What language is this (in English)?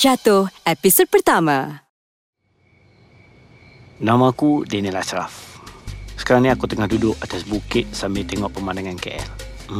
Malay